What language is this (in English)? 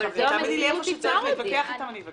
Hebrew